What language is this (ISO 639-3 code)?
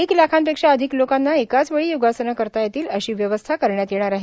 mar